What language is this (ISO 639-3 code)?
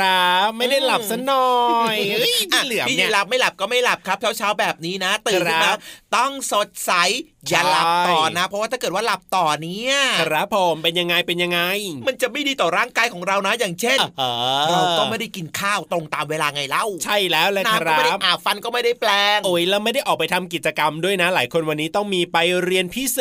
tha